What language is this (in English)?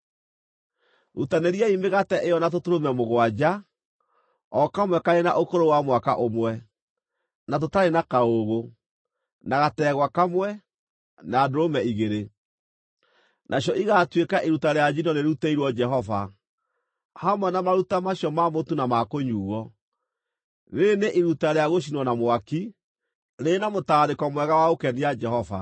Kikuyu